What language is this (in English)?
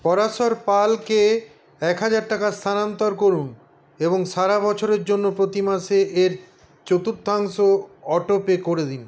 Bangla